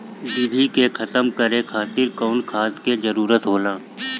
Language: Bhojpuri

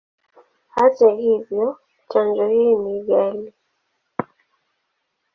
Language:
Swahili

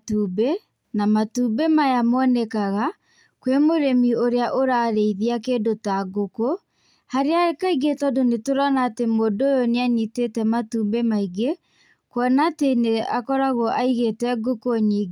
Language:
Kikuyu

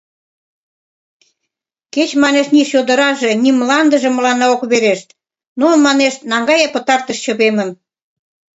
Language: Mari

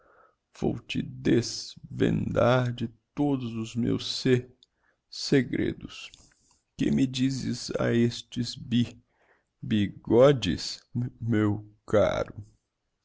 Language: Portuguese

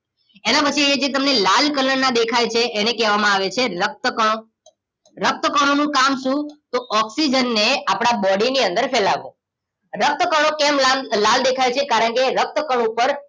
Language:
Gujarati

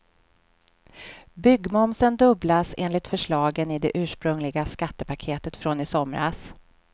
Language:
Swedish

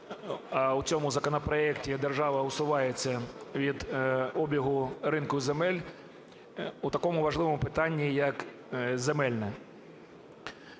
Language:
Ukrainian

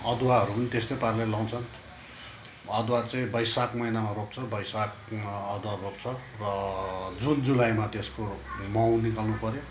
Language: Nepali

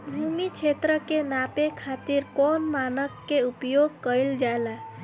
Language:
Bhojpuri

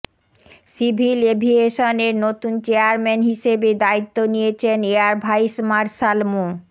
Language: Bangla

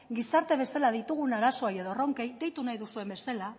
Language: Basque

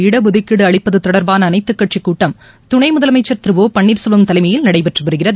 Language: Tamil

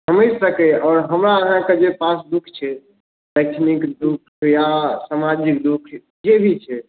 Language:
Maithili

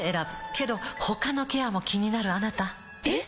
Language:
Japanese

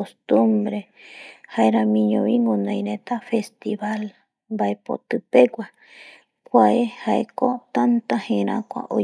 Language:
Eastern Bolivian Guaraní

